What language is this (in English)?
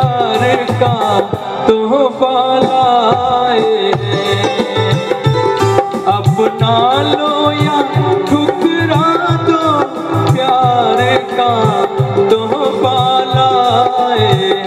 Dutch